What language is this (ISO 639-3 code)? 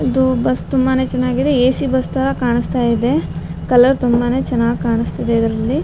kan